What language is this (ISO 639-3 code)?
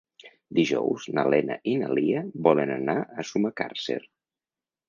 cat